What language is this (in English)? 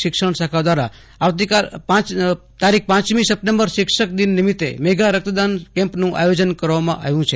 Gujarati